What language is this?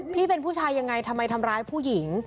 Thai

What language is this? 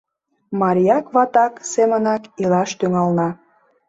Mari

